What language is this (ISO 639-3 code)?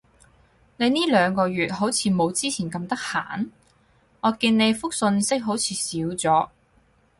yue